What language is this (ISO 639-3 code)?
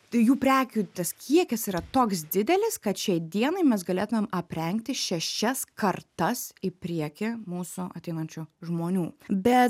lit